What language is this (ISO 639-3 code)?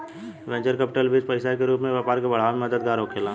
bho